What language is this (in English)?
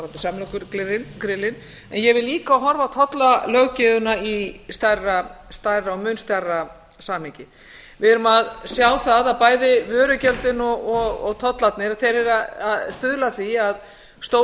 Icelandic